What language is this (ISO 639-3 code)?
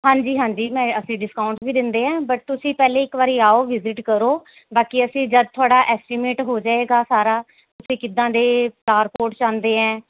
pan